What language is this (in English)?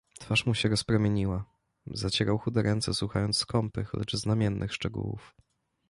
Polish